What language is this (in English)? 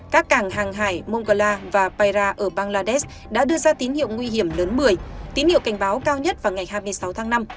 Vietnamese